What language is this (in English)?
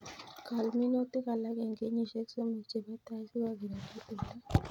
Kalenjin